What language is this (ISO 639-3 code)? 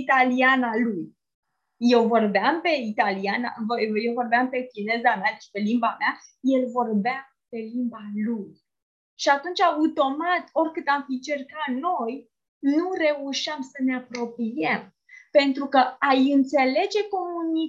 ron